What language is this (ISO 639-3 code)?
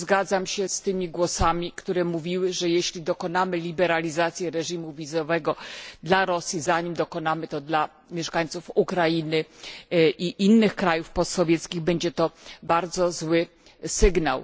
pol